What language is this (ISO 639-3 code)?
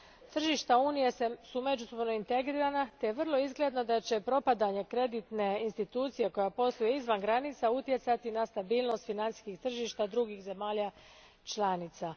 hrv